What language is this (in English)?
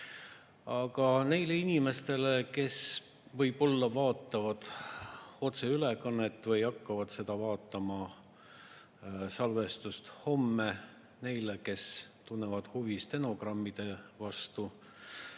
Estonian